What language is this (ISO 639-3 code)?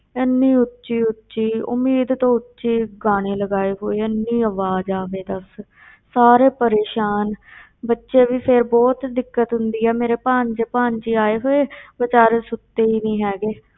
pan